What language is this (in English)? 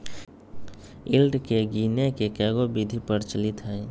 Magahi